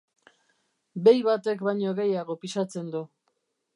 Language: Basque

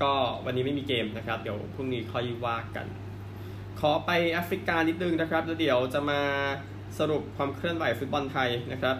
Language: Thai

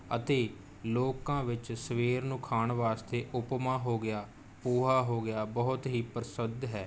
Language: Punjabi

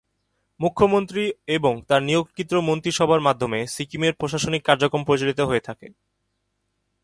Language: Bangla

